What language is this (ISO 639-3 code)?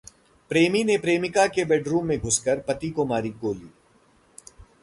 hin